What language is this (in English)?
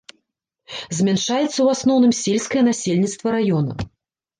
Belarusian